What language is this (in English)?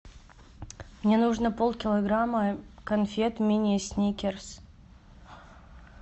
Russian